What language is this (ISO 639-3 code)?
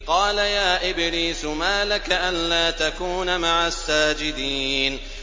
ara